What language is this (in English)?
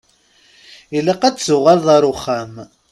Kabyle